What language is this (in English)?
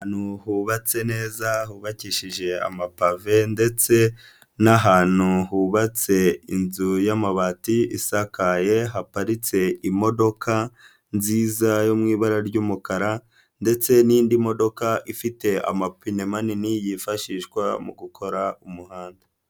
Kinyarwanda